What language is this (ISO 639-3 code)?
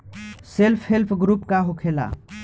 bho